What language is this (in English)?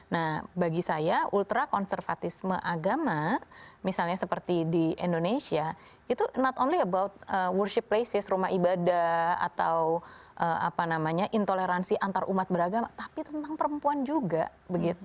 Indonesian